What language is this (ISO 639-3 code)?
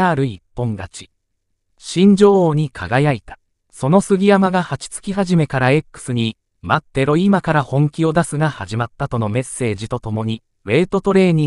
jpn